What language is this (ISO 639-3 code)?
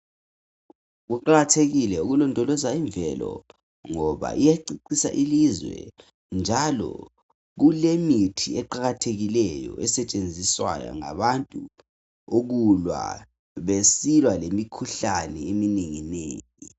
nde